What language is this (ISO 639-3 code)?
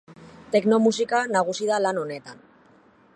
eus